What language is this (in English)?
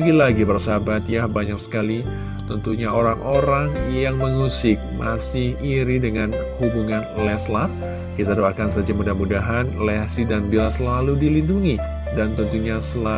Indonesian